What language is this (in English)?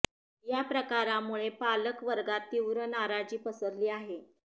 Marathi